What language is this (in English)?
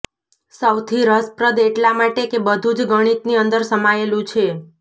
Gujarati